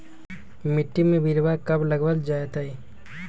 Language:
Magahi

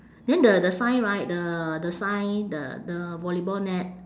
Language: English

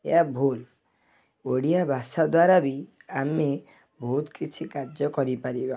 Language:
Odia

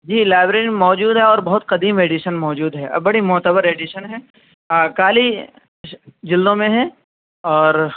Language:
Urdu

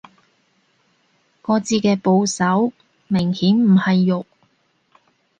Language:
Cantonese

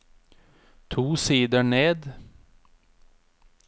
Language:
Norwegian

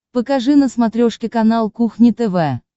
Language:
Russian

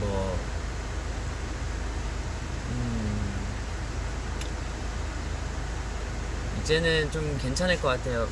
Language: Korean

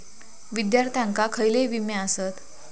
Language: Marathi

